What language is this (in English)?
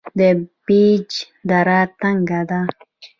Pashto